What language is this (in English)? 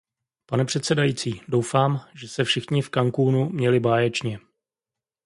Czech